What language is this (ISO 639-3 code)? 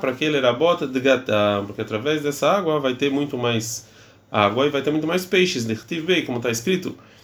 por